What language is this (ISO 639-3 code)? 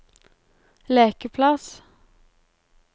nor